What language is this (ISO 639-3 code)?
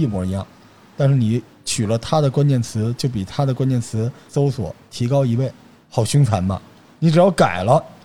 zho